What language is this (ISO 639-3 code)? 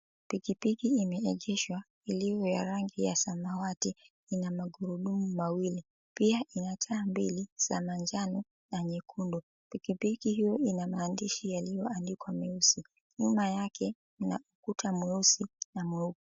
swa